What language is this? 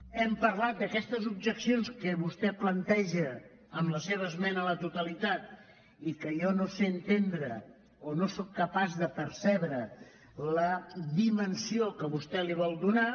Catalan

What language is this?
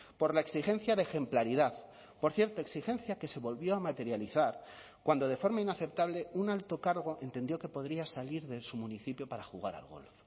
Spanish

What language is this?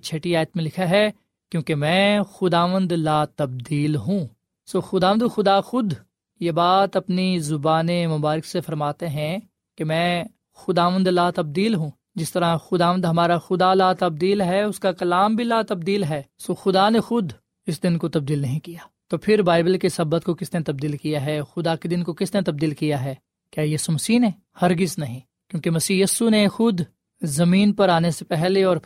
Urdu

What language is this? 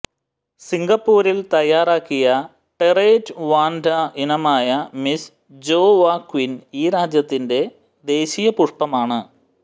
Malayalam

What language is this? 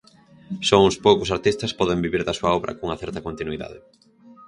Galician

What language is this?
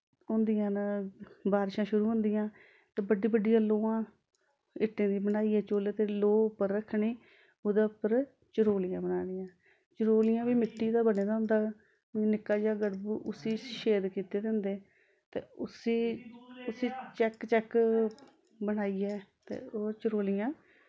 Dogri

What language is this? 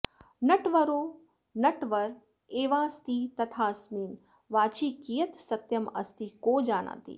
Sanskrit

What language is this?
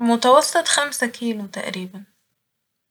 Egyptian Arabic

